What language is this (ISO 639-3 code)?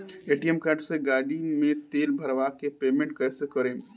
bho